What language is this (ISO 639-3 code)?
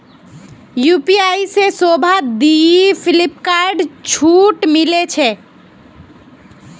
mag